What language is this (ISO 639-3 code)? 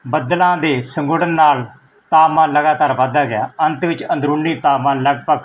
pan